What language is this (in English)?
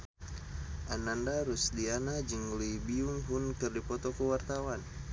Sundanese